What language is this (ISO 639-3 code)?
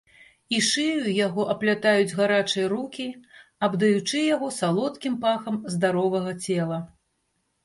bel